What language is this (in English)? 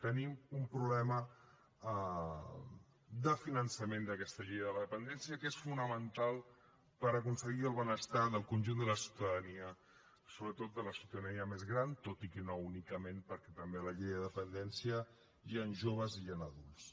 Catalan